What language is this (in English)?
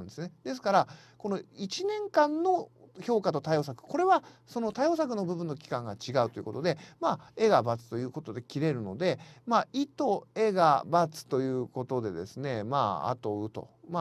Japanese